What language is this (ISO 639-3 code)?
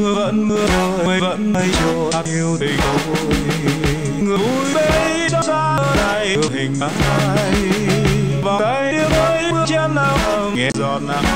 ron